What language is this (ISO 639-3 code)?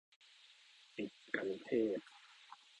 tha